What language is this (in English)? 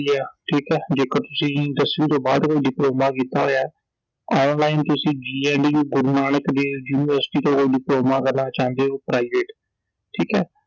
Punjabi